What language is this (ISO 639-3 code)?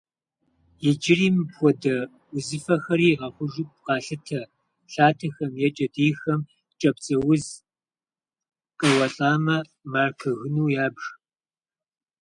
kbd